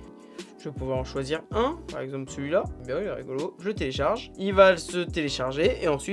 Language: French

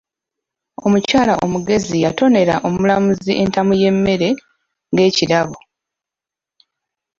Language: Ganda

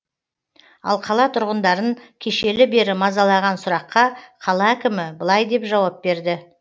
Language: Kazakh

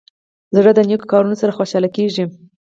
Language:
Pashto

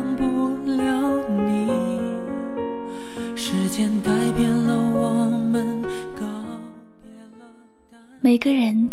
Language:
Chinese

